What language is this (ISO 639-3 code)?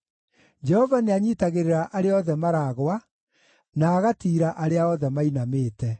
kik